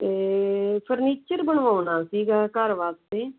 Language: Punjabi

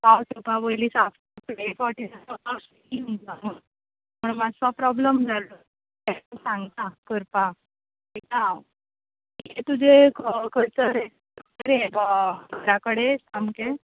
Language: Konkani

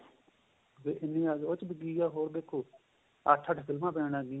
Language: Punjabi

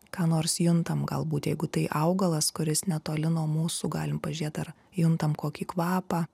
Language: Lithuanian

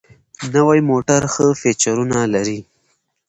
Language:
Pashto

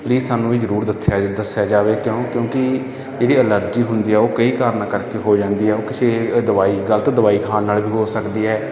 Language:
Punjabi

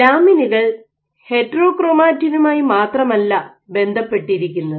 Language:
Malayalam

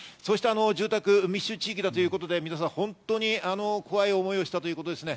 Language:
Japanese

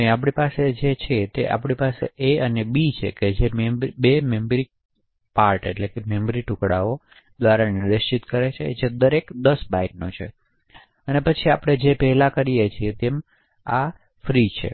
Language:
Gujarati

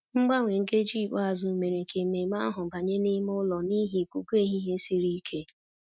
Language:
Igbo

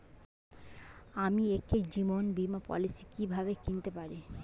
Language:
Bangla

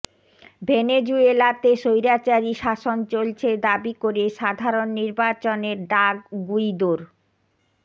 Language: Bangla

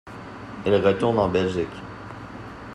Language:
French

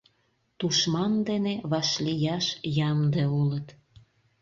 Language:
Mari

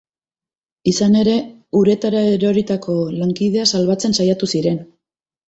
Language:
Basque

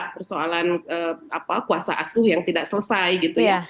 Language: Indonesian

